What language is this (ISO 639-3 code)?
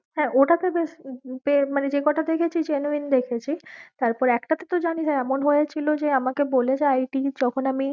ben